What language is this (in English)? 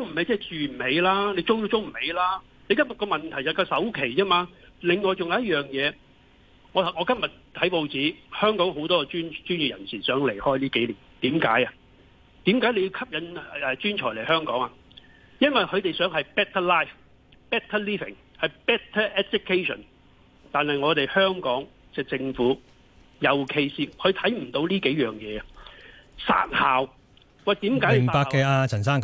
Chinese